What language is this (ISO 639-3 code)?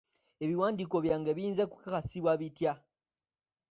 lug